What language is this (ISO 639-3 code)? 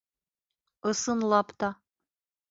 bak